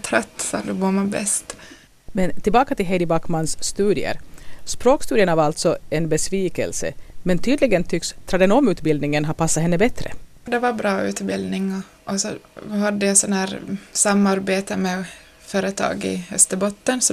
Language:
Swedish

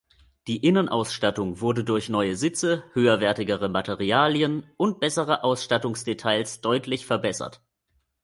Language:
German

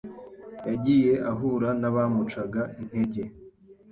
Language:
Kinyarwanda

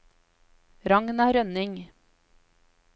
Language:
Norwegian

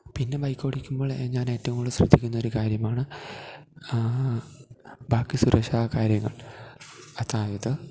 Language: Malayalam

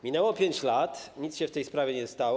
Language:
Polish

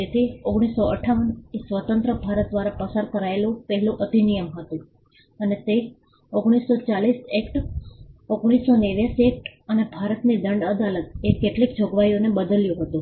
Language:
Gujarati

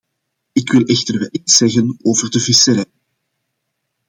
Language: Dutch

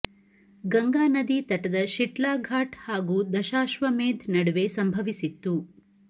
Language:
Kannada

